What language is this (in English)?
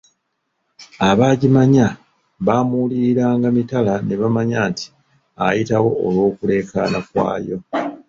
Ganda